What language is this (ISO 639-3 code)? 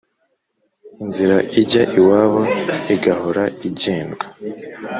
kin